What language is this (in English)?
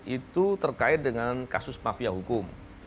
Indonesian